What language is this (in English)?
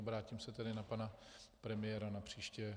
Czech